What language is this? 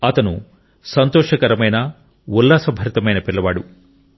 Telugu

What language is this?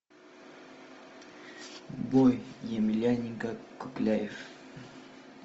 Russian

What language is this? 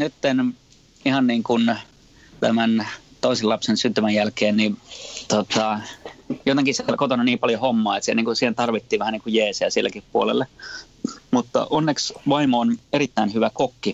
Finnish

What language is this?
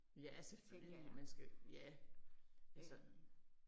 Danish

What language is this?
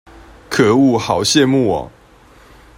Chinese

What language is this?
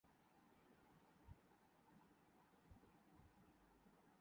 Urdu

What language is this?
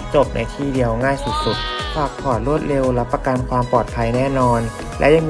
Thai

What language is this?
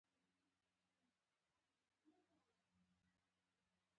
Pashto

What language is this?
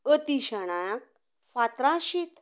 Konkani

